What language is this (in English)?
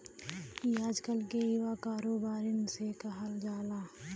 Bhojpuri